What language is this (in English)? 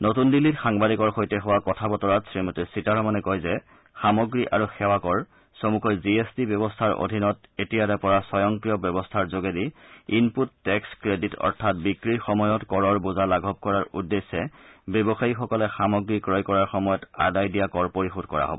Assamese